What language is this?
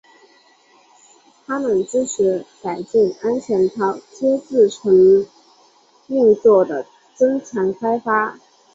Chinese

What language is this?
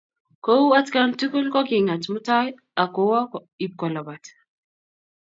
Kalenjin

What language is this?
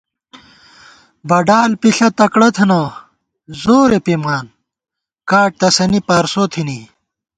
Gawar-Bati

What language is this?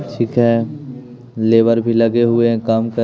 Hindi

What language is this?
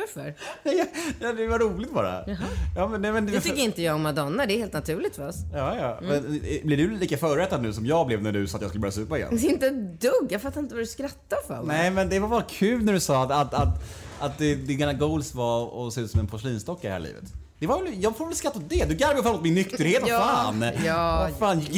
Swedish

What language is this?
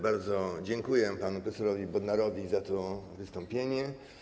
Polish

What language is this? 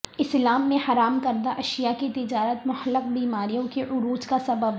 Urdu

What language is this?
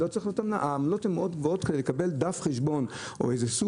Hebrew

